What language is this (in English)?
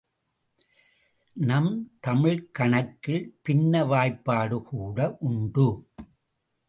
Tamil